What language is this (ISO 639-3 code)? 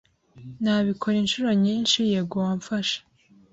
kin